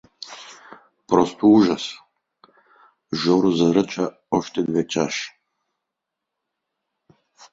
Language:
Bulgarian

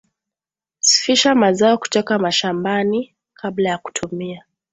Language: Swahili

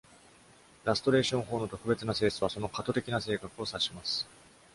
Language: Japanese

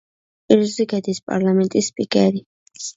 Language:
Georgian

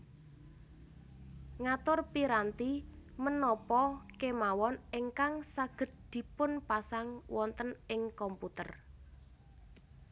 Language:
Javanese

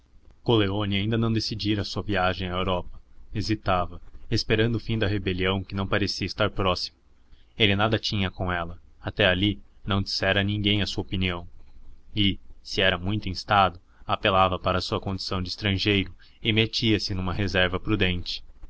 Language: Portuguese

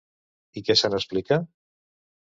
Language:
Catalan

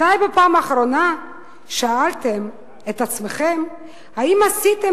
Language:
Hebrew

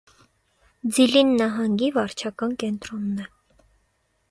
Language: Armenian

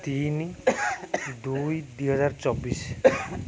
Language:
Odia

